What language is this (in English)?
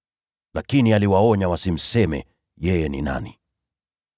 Swahili